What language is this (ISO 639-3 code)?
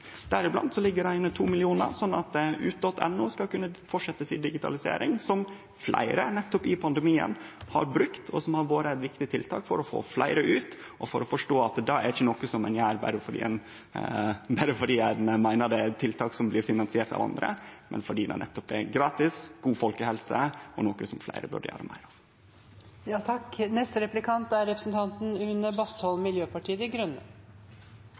nor